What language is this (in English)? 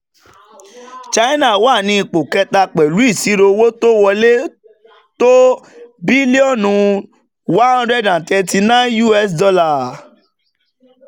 Yoruba